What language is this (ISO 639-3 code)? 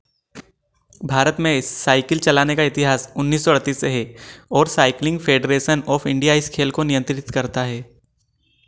hin